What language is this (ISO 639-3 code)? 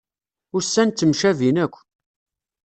kab